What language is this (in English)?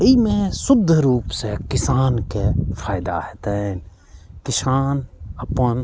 Maithili